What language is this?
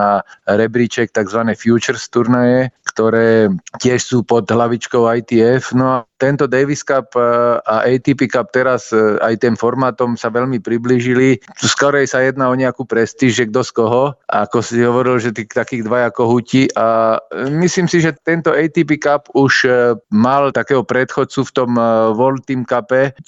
Slovak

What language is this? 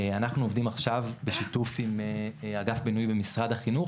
Hebrew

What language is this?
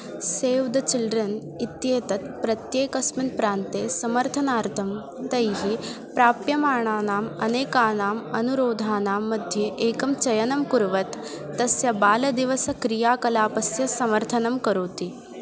Sanskrit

